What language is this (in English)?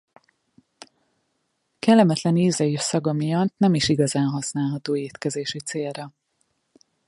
Hungarian